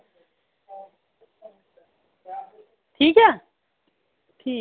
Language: Dogri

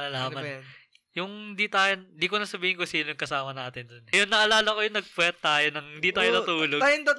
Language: Filipino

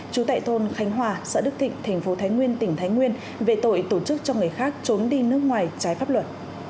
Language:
Vietnamese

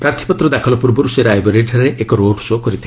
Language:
Odia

